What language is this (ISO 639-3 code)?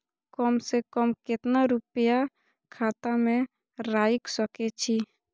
mai